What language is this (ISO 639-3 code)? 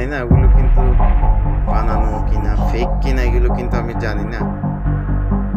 tha